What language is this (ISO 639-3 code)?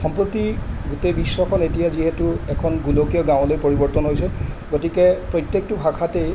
asm